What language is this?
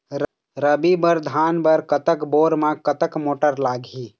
Chhattisgarhi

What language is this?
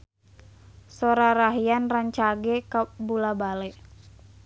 Sundanese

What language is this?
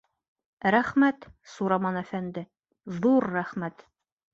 Bashkir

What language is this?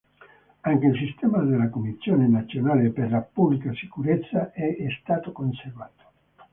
Italian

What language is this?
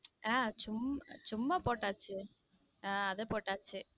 Tamil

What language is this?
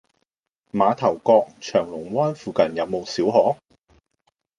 Cantonese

